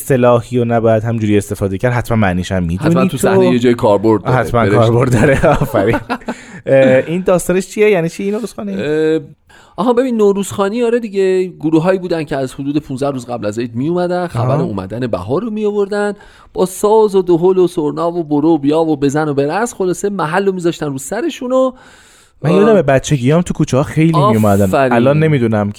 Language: Persian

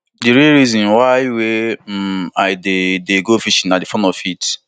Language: Nigerian Pidgin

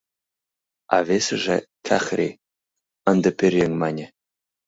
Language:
Mari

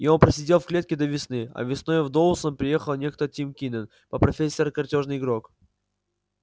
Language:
Russian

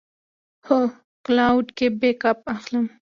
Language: Pashto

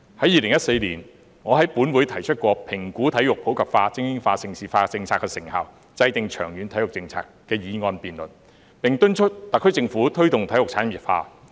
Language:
Cantonese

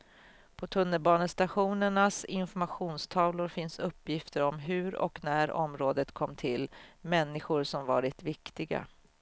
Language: Swedish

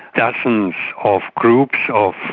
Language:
English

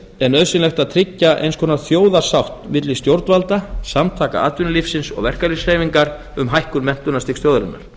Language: Icelandic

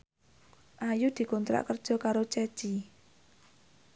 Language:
Javanese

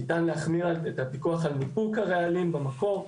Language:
Hebrew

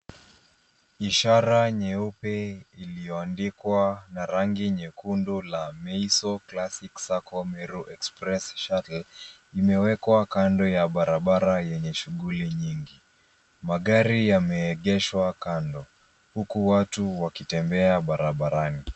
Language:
Swahili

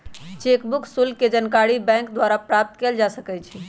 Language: Magahi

